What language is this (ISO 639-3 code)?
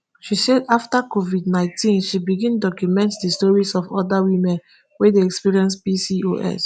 pcm